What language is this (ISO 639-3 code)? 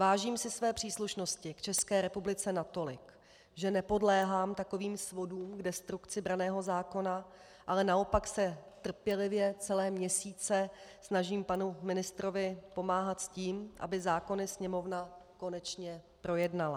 ces